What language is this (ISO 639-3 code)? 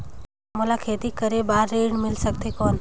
hne